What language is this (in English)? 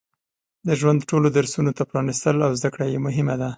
Pashto